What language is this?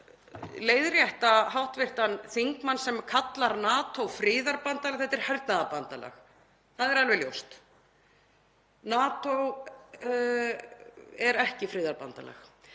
Icelandic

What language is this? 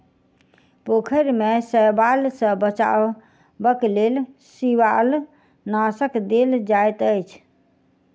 Maithili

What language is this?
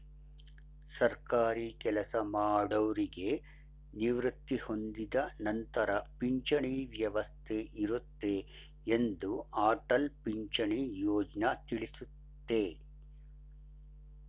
Kannada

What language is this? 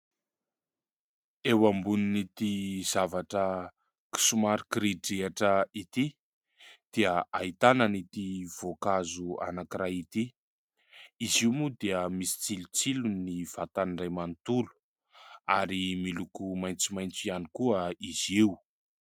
Malagasy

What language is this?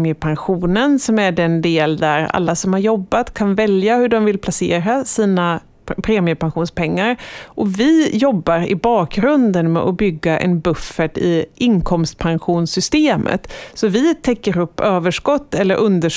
Swedish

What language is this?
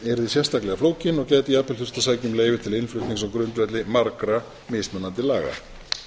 Icelandic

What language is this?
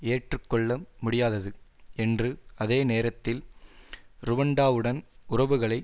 Tamil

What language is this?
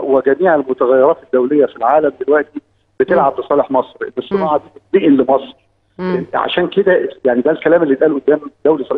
Arabic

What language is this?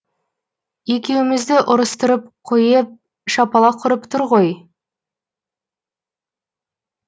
Kazakh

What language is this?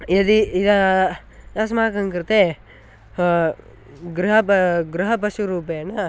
Sanskrit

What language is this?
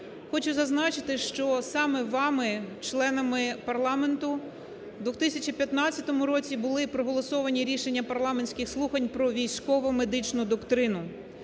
Ukrainian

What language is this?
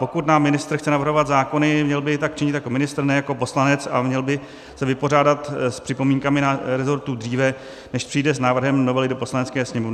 Czech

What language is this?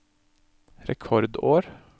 Norwegian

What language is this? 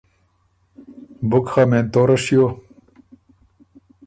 Ormuri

